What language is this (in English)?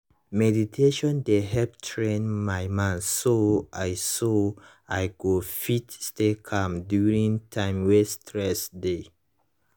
Nigerian Pidgin